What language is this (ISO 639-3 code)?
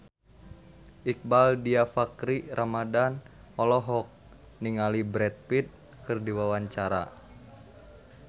sun